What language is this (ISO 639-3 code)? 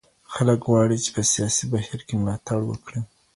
pus